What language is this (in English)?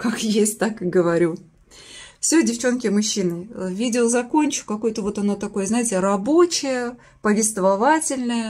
Russian